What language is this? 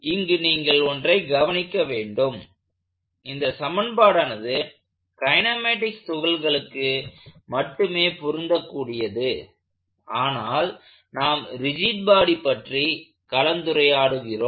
Tamil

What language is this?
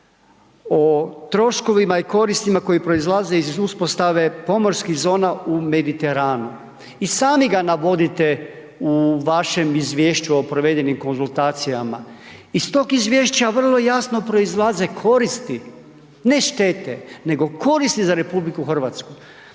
Croatian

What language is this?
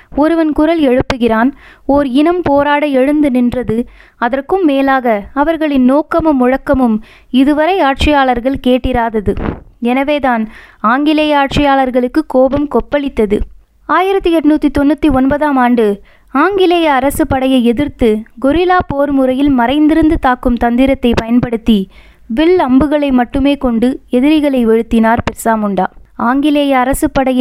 Tamil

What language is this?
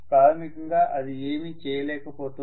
Telugu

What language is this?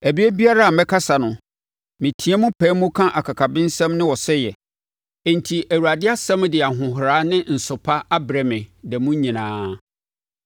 Akan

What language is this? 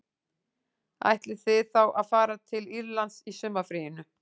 Icelandic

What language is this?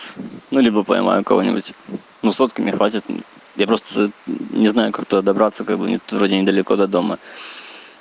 Russian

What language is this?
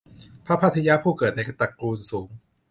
Thai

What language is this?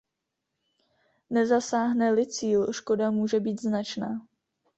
Czech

